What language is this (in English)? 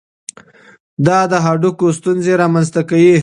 Pashto